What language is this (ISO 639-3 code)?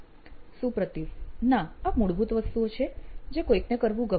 guj